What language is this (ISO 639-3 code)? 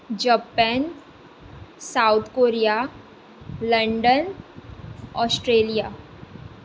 kok